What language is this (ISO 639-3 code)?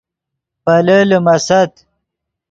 ydg